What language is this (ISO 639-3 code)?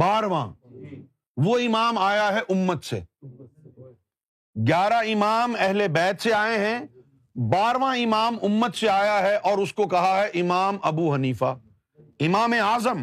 urd